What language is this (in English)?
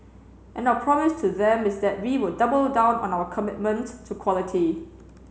English